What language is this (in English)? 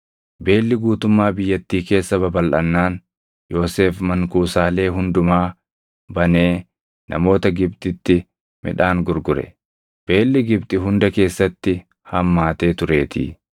Oromo